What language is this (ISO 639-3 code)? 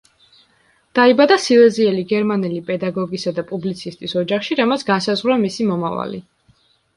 kat